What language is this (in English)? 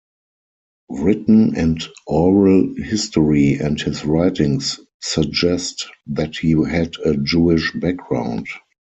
English